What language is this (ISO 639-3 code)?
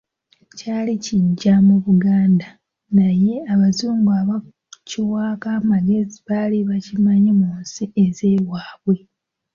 lug